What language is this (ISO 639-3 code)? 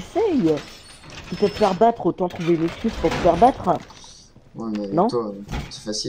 fra